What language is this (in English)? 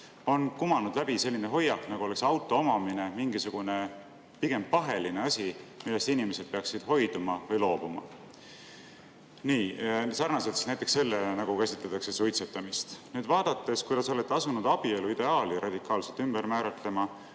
Estonian